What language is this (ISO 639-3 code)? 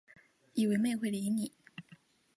zho